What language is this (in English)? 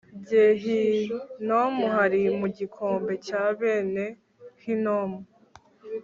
Kinyarwanda